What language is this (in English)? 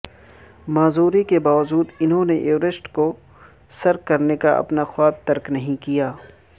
Urdu